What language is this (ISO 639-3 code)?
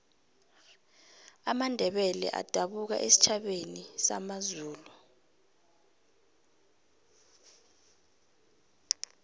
nbl